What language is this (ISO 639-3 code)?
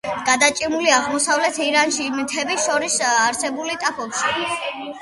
kat